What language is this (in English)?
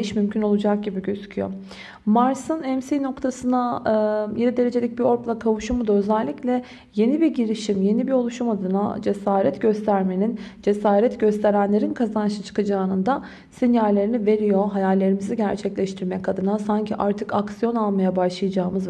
Turkish